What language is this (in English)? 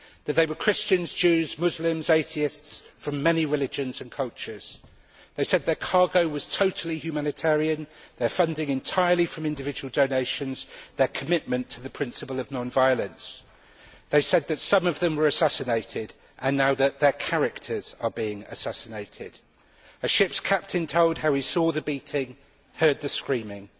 English